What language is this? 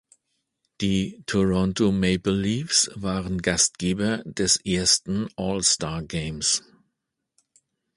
German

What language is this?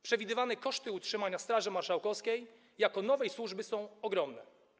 Polish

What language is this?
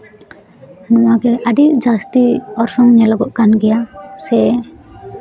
Santali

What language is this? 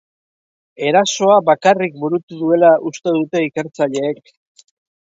Basque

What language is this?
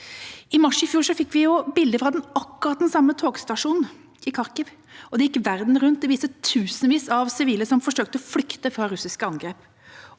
Norwegian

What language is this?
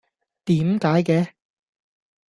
Cantonese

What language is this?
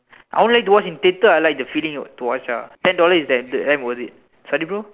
English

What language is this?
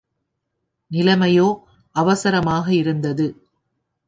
Tamil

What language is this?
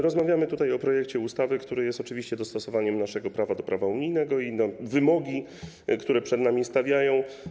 Polish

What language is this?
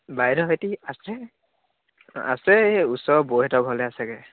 Assamese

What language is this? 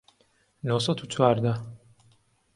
Central Kurdish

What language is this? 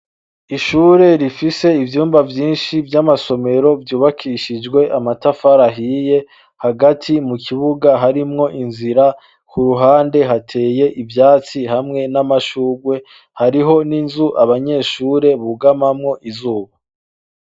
Rundi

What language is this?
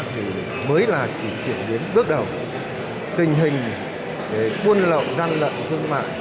Vietnamese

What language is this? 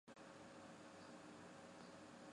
Chinese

